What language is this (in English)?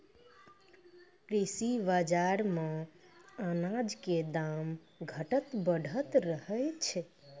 Maithili